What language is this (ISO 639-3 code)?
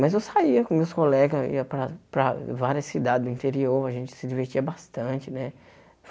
por